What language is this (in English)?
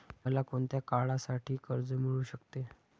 Marathi